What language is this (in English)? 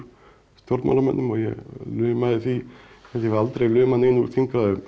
Icelandic